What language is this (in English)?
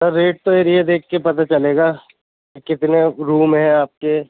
Urdu